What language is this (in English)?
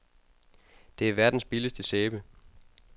Danish